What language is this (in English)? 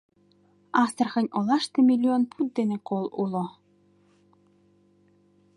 Mari